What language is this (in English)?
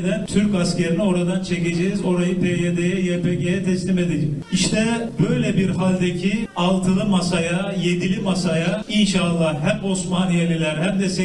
Turkish